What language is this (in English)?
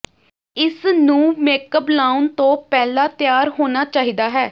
Punjabi